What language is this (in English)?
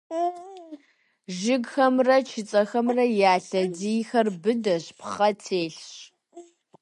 Kabardian